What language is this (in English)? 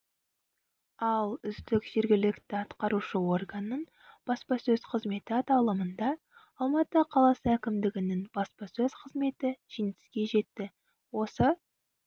Kazakh